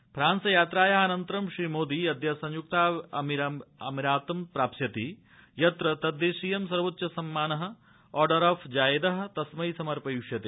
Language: Sanskrit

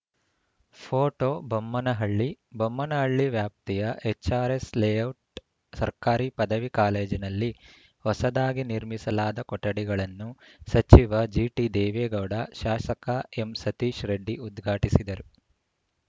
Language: Kannada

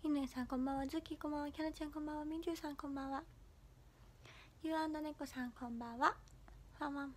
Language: Japanese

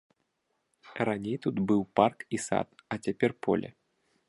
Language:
Belarusian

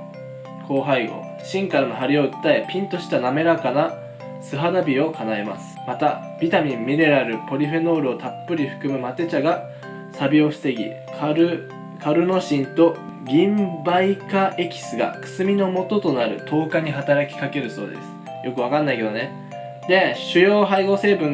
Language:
Japanese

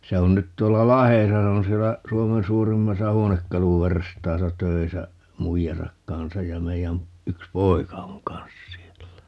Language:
Finnish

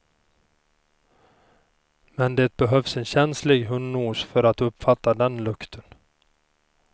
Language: Swedish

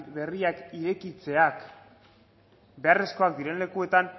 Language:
Basque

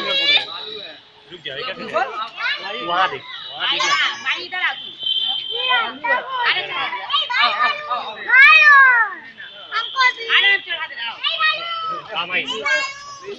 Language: Indonesian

